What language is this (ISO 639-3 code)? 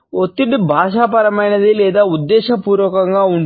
tel